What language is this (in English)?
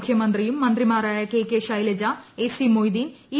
Malayalam